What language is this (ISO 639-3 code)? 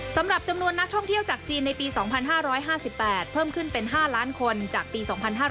tha